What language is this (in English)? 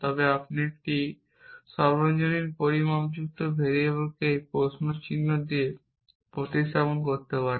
Bangla